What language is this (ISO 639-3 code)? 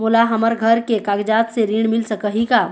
hne